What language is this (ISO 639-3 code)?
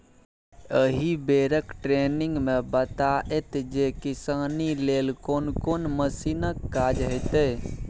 mai